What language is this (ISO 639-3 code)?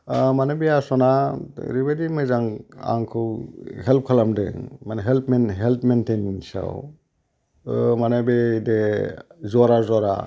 brx